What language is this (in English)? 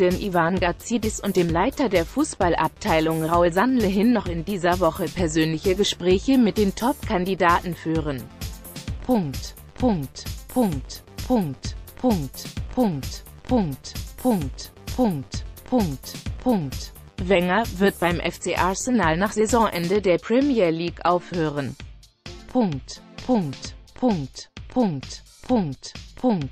German